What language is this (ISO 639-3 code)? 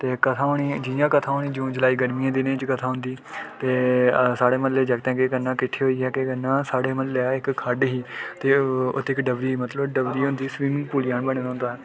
doi